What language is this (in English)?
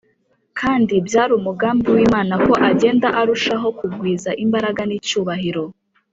Kinyarwanda